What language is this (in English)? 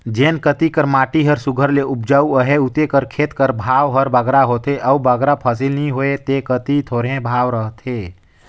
Chhattisgarhi